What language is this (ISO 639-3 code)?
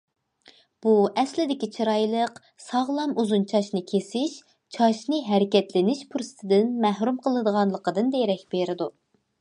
uig